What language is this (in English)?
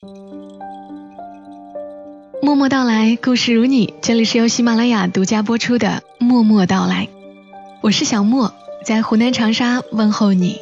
Chinese